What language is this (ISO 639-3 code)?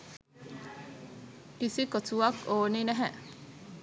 sin